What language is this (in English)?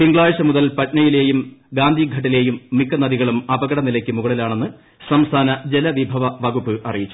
Malayalam